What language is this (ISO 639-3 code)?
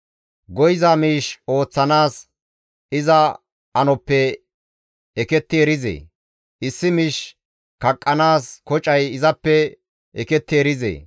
gmv